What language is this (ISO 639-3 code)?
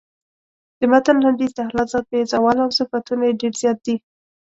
pus